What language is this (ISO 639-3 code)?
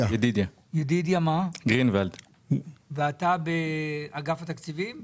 heb